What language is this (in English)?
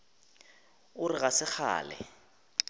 Northern Sotho